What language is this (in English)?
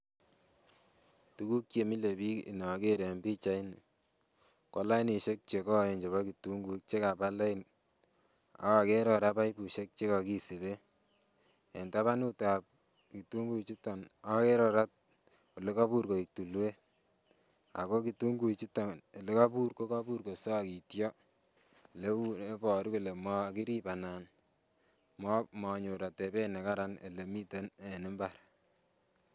Kalenjin